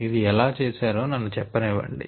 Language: Telugu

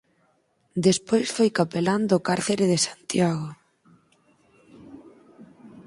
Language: Galician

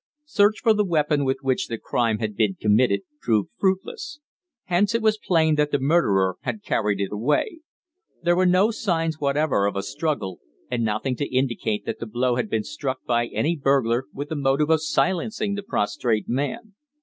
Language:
English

